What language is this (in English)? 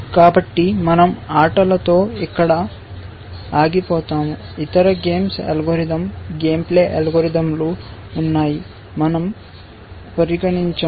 Telugu